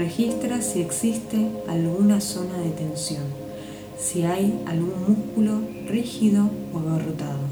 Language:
Spanish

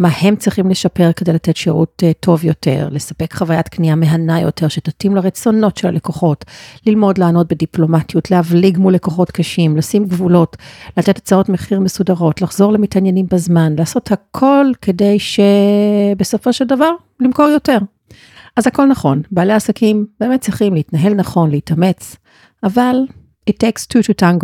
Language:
Hebrew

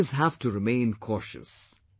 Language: English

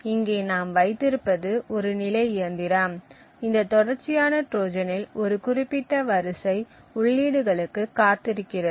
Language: Tamil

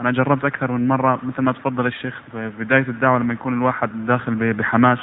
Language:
Arabic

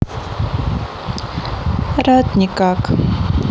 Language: Russian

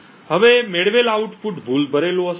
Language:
Gujarati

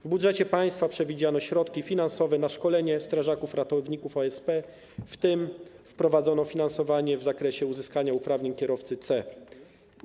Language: Polish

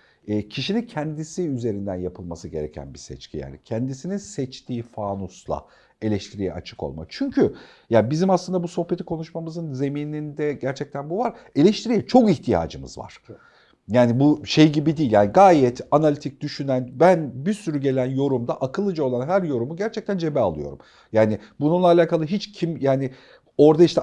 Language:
Turkish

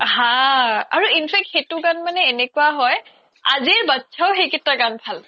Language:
Assamese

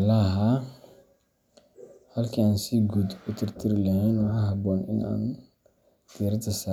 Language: Somali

